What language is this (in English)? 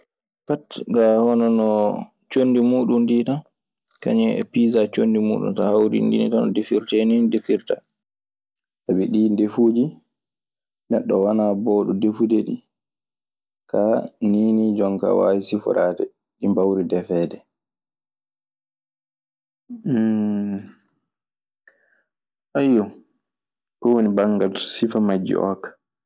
Maasina Fulfulde